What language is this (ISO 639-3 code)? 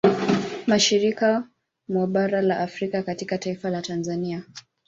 swa